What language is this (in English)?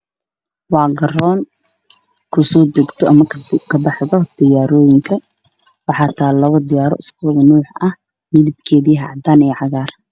Somali